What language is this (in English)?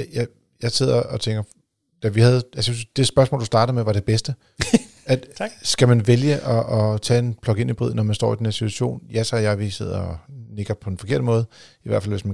Danish